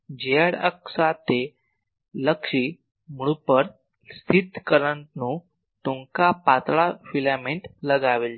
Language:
Gujarati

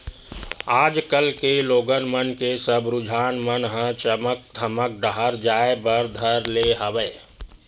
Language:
Chhattisgarhi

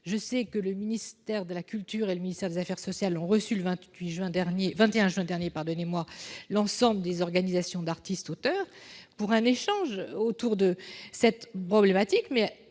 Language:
French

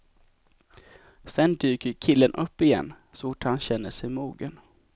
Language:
Swedish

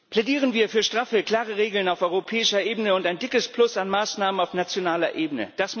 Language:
German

